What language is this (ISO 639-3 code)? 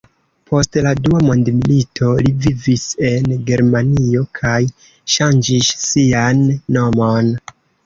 epo